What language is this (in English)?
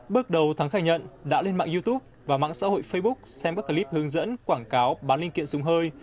Vietnamese